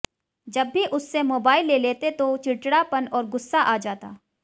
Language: Hindi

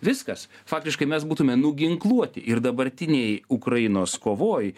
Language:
Lithuanian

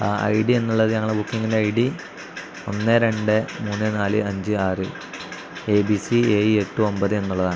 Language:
Malayalam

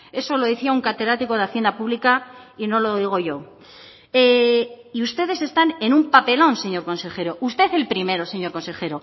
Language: Spanish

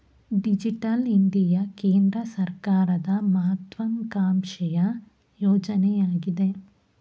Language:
Kannada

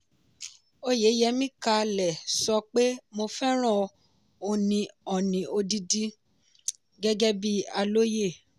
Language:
Yoruba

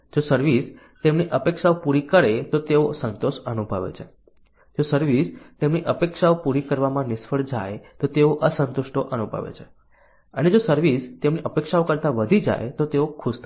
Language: Gujarati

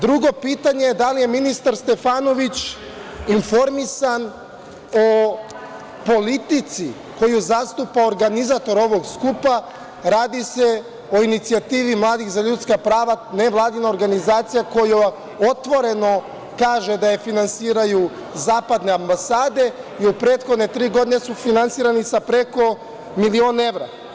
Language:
Serbian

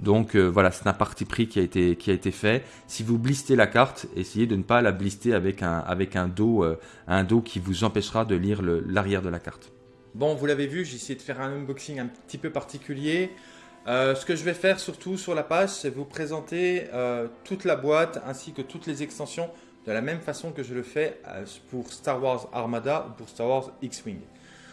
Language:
French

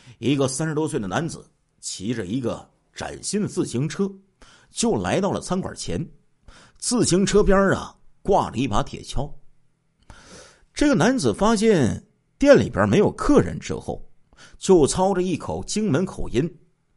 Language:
Chinese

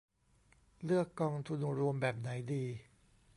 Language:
Thai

